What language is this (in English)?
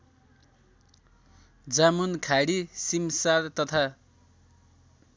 Nepali